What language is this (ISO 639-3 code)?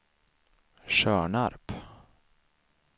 swe